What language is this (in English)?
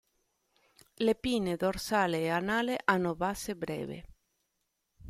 Italian